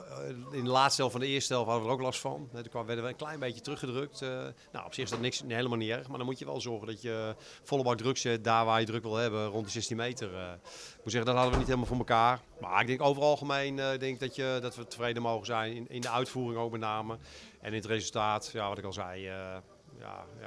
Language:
Dutch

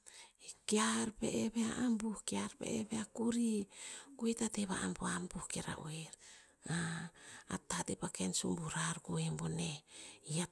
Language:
Tinputz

